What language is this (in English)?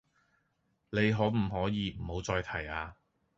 Cantonese